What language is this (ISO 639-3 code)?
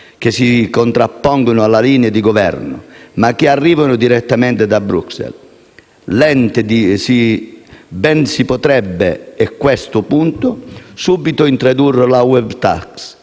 ita